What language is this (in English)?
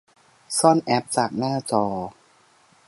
Thai